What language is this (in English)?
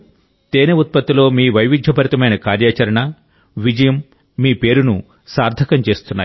Telugu